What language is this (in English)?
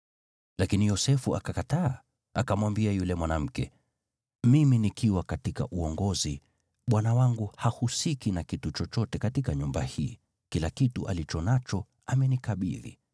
Swahili